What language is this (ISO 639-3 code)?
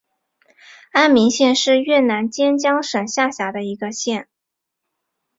zho